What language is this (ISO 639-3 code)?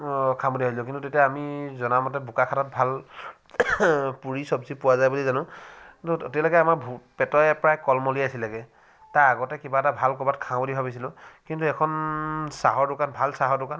asm